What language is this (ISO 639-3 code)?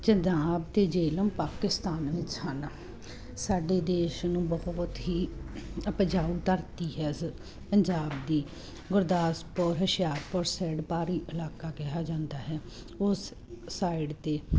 pan